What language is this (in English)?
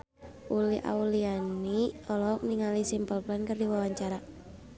Sundanese